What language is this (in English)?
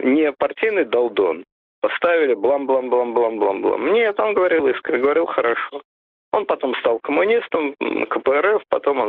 Russian